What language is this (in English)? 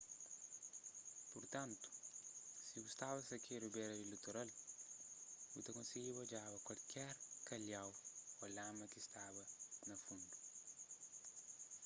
Kabuverdianu